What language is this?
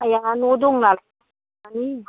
Bodo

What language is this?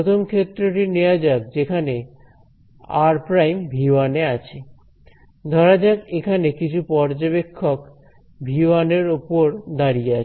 Bangla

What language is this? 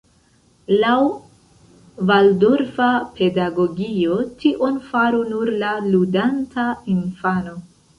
Esperanto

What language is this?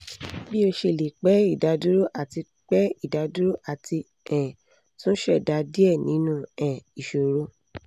Yoruba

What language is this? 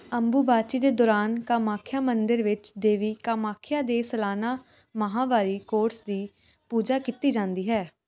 Punjabi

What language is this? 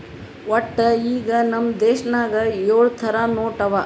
Kannada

